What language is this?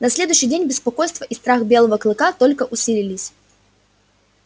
Russian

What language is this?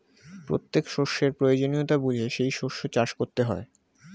Bangla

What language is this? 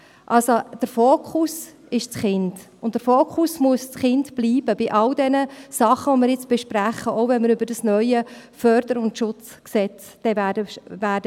Swiss German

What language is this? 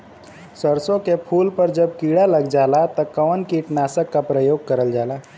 Bhojpuri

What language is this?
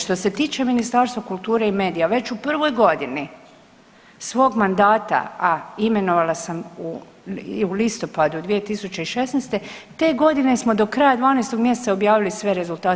Croatian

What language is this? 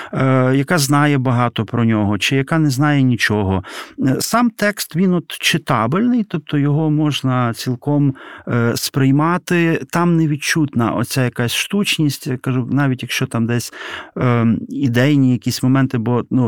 Ukrainian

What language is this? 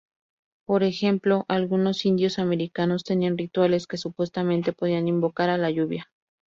Spanish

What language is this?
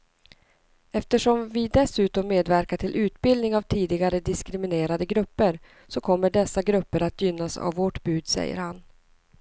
Swedish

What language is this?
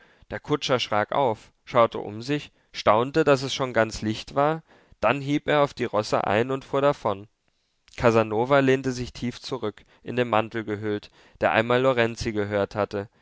German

